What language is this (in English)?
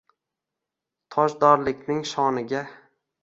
Uzbek